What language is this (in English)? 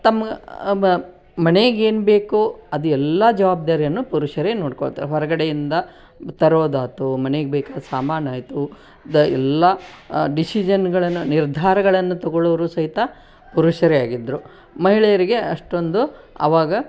Kannada